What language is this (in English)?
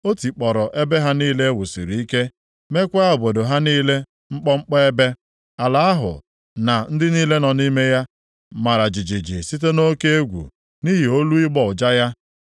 Igbo